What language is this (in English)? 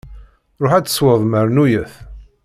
Kabyle